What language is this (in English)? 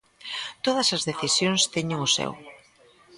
Galician